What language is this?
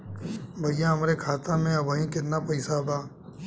Bhojpuri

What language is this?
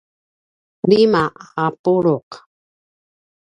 Paiwan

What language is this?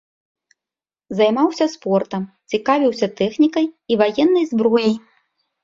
Belarusian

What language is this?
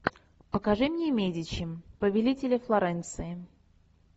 Russian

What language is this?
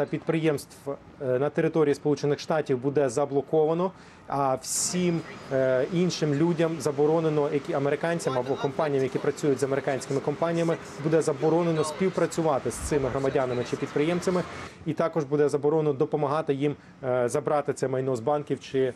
Ukrainian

